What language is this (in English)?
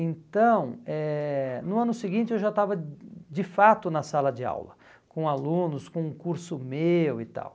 Portuguese